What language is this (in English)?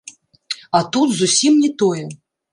Belarusian